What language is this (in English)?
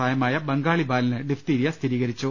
Malayalam